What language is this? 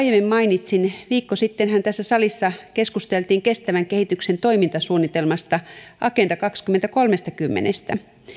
Finnish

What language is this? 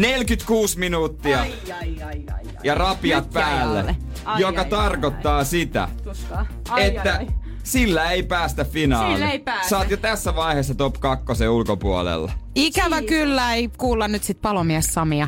Finnish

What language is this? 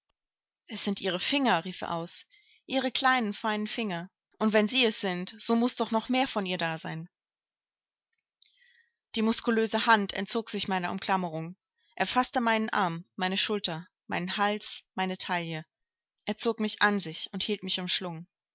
German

